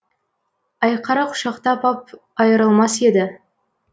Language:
Kazakh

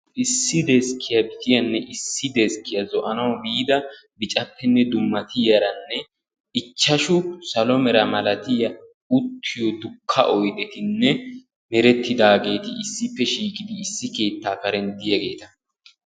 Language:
Wolaytta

